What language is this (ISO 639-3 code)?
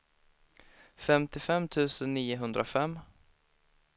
swe